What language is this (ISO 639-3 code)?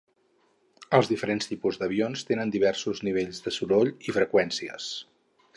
cat